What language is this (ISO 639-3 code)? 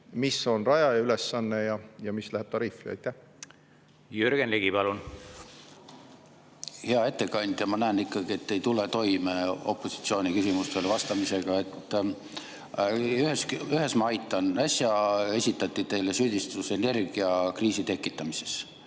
est